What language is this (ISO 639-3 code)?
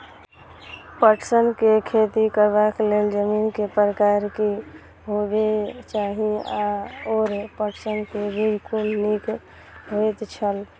mai